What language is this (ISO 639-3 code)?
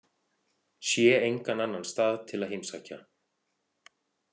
isl